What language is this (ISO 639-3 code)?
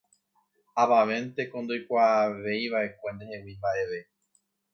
grn